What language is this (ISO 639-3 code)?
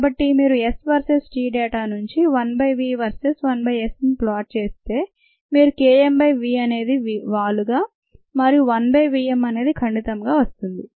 tel